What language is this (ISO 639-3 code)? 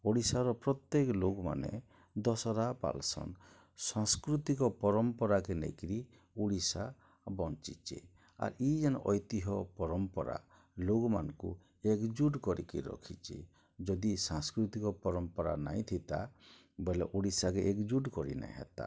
ori